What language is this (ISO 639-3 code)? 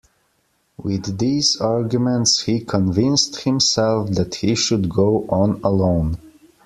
eng